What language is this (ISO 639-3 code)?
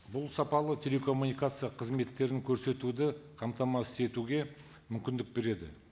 kaz